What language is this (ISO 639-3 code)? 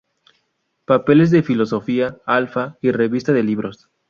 spa